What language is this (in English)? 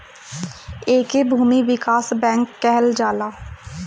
Bhojpuri